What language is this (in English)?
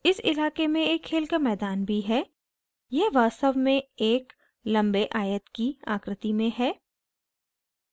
Hindi